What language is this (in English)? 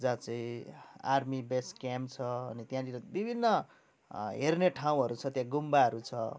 Nepali